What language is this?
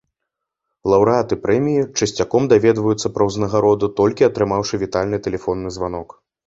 Belarusian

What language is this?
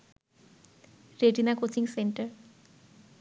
Bangla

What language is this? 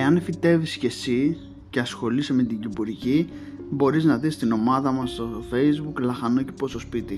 Greek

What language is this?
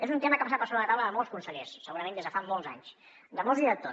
Catalan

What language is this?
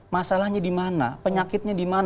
Indonesian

